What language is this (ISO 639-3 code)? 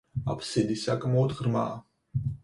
kat